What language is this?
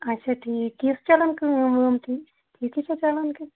Kashmiri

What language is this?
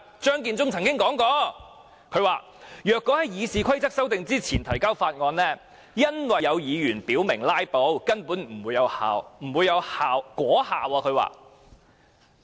Cantonese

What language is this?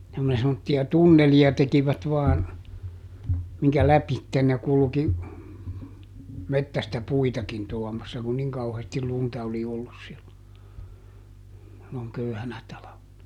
Finnish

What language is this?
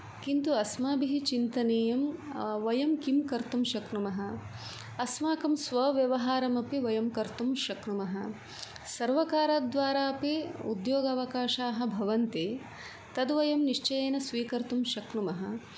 Sanskrit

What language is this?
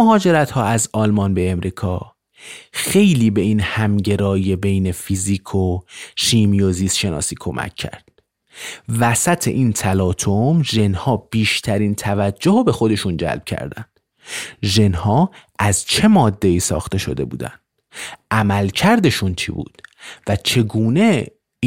Persian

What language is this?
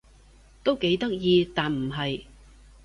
Cantonese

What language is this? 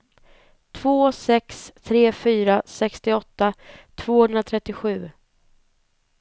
Swedish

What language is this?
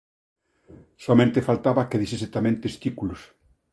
Galician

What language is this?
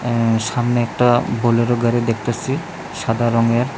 Bangla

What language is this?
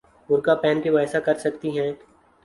Urdu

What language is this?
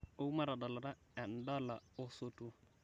Masai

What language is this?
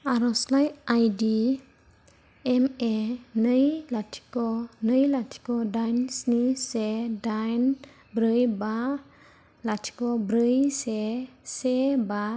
Bodo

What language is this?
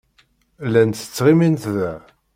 Kabyle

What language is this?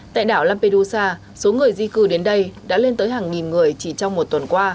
Vietnamese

